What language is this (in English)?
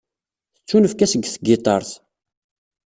Kabyle